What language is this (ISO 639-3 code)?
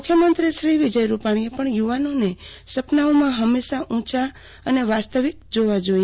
guj